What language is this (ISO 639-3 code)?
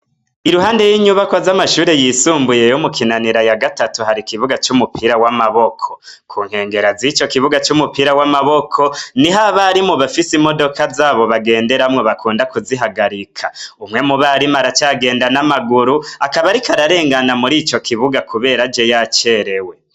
run